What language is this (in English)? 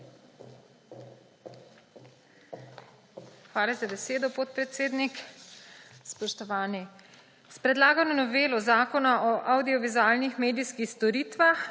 Slovenian